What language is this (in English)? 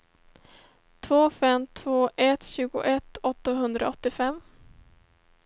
Swedish